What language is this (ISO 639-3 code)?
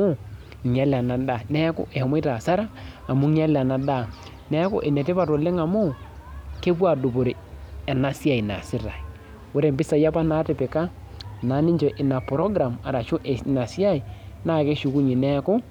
mas